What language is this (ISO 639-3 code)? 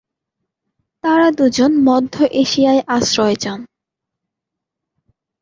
ben